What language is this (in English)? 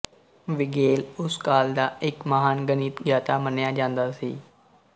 Punjabi